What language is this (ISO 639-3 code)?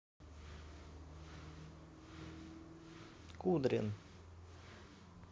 rus